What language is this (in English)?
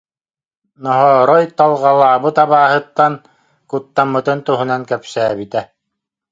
Yakut